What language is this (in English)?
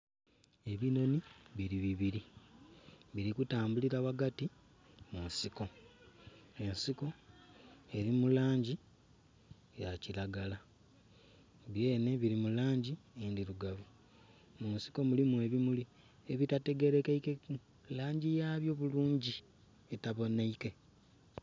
Soga